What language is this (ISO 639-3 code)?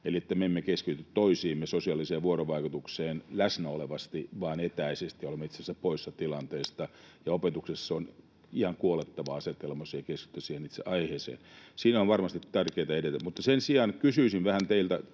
fin